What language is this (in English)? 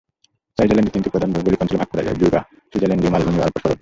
Bangla